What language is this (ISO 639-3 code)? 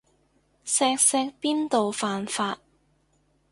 yue